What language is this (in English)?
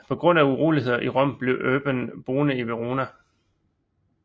Danish